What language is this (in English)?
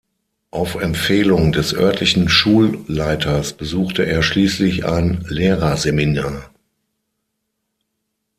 German